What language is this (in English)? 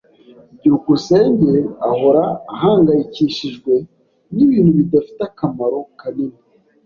Kinyarwanda